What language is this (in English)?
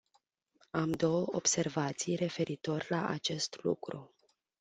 Romanian